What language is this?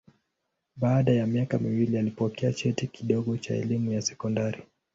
Swahili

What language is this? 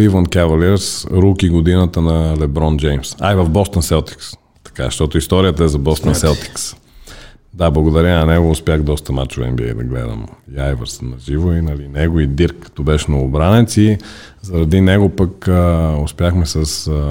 Bulgarian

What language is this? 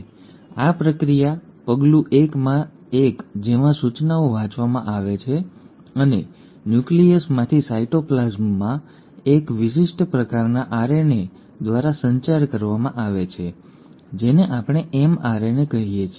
Gujarati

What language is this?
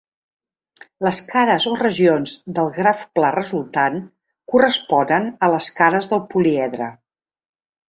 Catalan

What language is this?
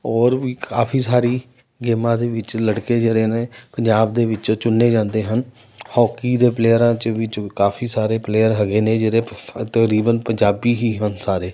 Punjabi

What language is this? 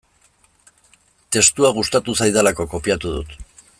Basque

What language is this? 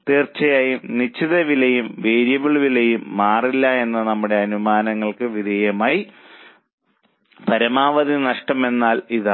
Malayalam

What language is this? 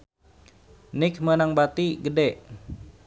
Sundanese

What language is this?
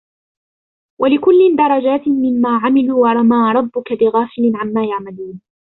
Arabic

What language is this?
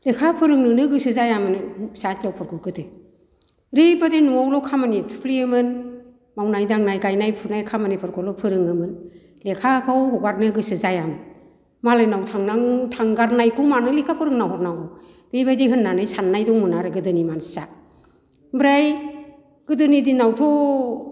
Bodo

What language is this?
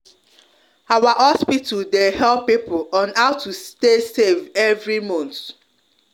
Nigerian Pidgin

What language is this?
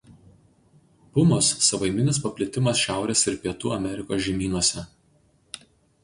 Lithuanian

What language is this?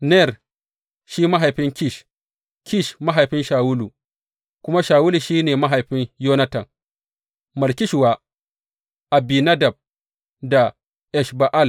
Hausa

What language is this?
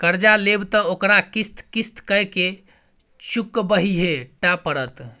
Maithili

